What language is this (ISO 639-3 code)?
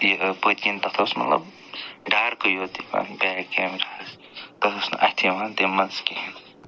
kas